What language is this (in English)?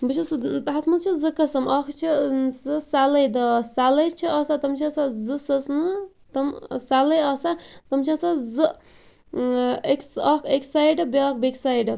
Kashmiri